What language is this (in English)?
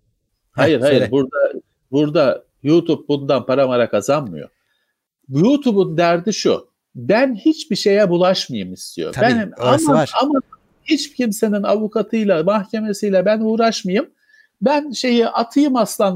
Turkish